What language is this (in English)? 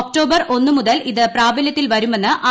Malayalam